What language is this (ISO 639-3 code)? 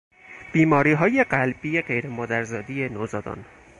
fas